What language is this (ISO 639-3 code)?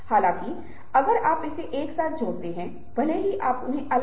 hin